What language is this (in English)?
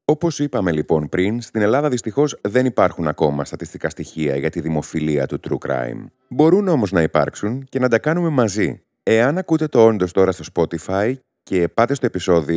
Greek